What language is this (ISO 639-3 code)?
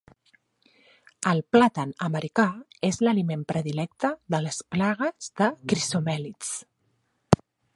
cat